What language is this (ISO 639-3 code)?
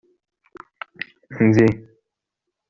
kab